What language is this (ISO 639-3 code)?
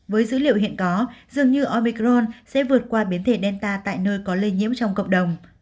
vie